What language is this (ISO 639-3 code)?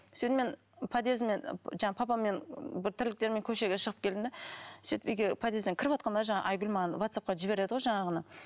kaz